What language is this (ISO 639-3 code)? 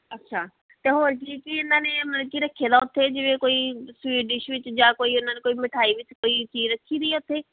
pan